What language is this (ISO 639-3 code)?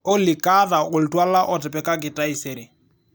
mas